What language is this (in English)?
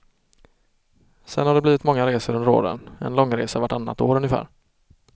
Swedish